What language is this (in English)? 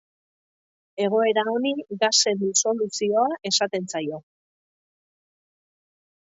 Basque